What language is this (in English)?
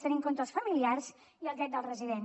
Catalan